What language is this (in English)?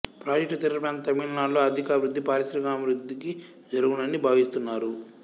Telugu